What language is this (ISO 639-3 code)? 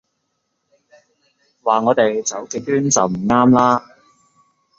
yue